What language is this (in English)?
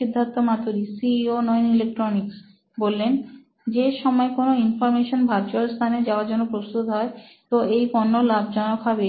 Bangla